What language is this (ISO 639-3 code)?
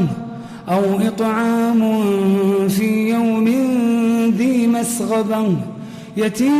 ara